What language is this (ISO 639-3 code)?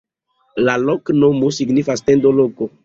epo